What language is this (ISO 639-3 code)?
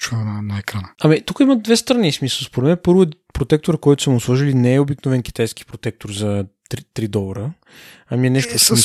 bul